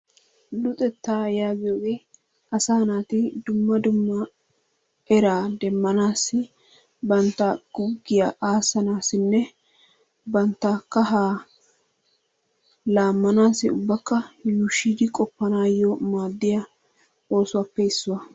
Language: Wolaytta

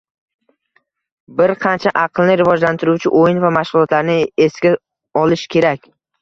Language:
Uzbek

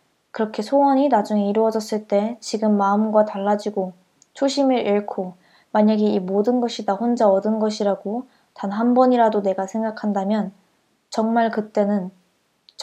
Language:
Korean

